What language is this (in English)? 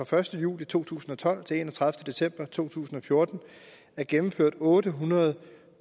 Danish